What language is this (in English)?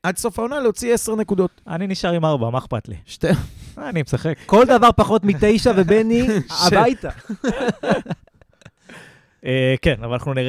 Hebrew